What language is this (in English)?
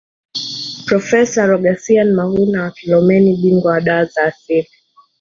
Swahili